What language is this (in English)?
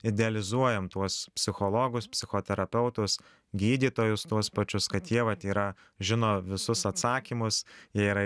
Lithuanian